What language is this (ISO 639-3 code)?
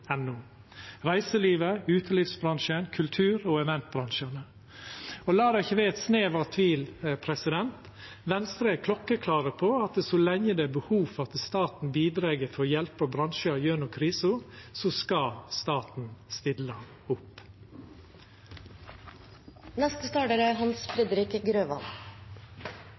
nno